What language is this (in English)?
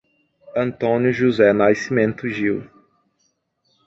Portuguese